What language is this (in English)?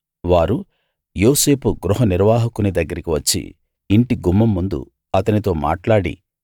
Telugu